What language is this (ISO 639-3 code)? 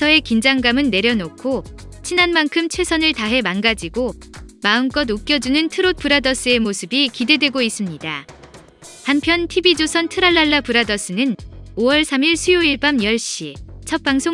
kor